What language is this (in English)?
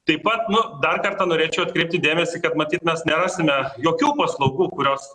Lithuanian